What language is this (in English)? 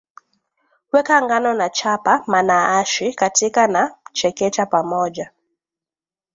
Swahili